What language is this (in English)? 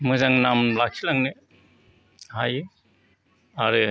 Bodo